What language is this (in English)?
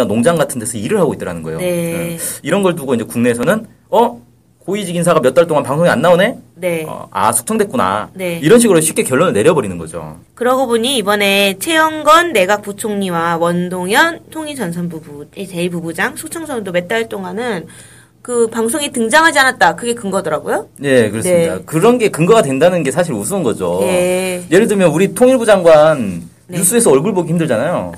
Korean